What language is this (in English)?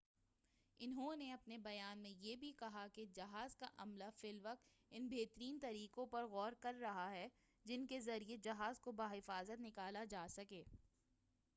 Urdu